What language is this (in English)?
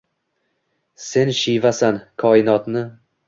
Uzbek